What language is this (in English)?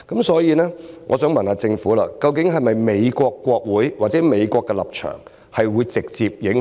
Cantonese